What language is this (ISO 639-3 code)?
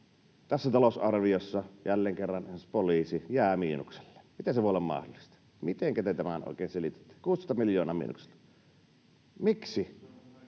fin